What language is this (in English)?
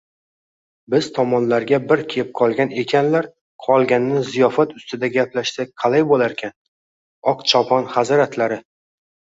Uzbek